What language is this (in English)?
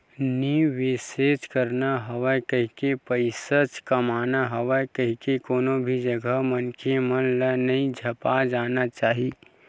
Chhattisgarhi